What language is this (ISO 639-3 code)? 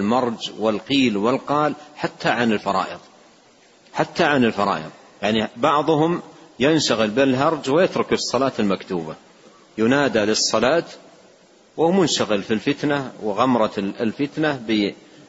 ara